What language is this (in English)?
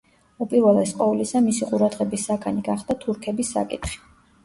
Georgian